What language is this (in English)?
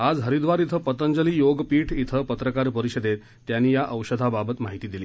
Marathi